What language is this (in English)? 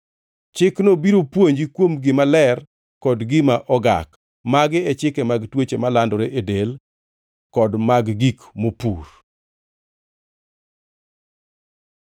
Luo (Kenya and Tanzania)